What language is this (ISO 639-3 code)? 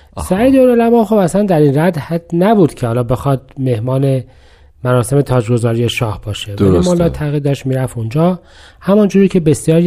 fas